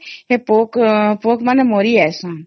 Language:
Odia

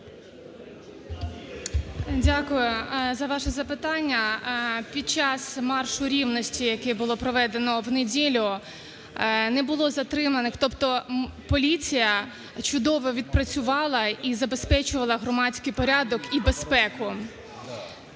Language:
Ukrainian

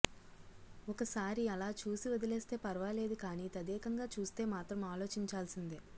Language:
Telugu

